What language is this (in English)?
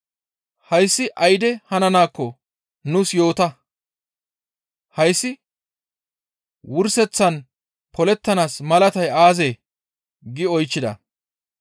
Gamo